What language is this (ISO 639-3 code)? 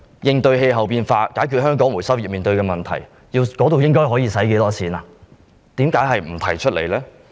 yue